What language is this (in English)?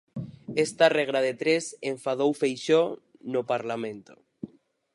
Galician